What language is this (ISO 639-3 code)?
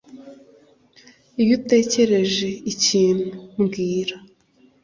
kin